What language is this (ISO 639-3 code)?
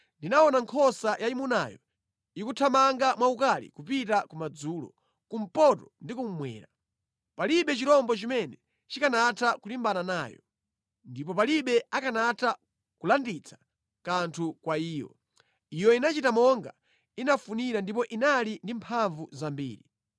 nya